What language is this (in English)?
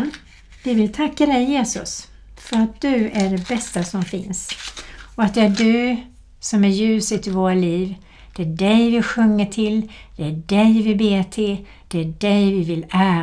Swedish